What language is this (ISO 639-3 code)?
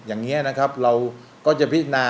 tha